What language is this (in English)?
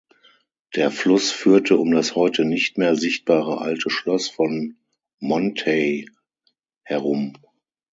German